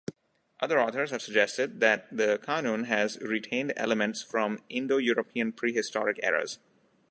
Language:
English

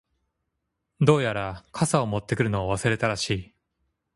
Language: Japanese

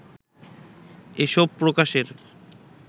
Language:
Bangla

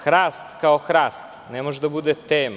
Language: Serbian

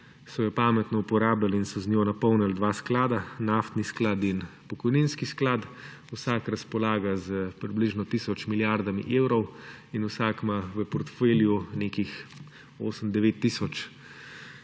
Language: Slovenian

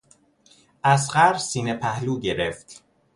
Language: Persian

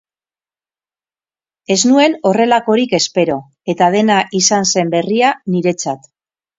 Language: Basque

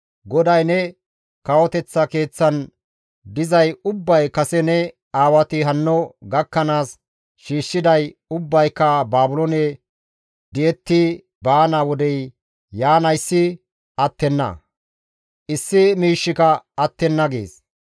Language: Gamo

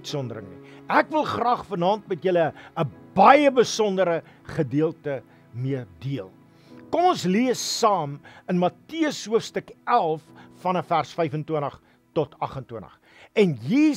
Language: Dutch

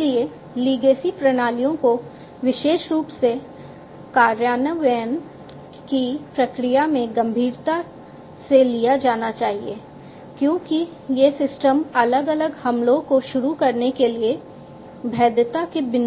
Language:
Hindi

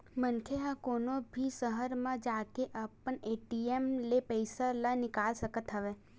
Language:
Chhattisgarhi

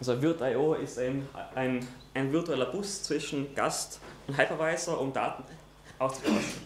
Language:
German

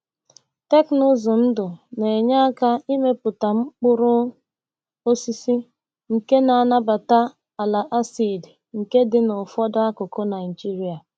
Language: Igbo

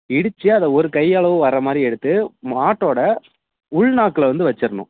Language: Tamil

